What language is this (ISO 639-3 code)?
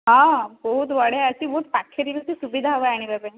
ori